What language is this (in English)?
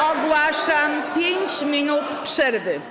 Polish